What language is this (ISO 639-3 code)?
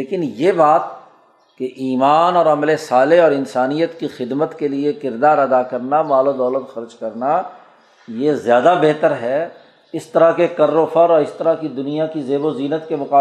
urd